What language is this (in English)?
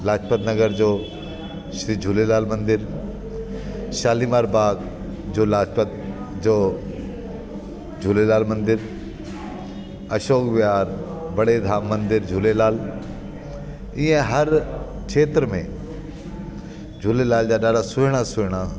Sindhi